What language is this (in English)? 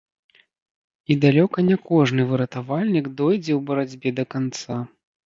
Belarusian